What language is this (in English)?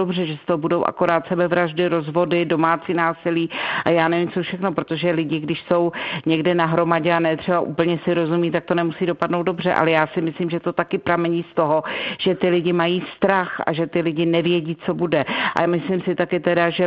Czech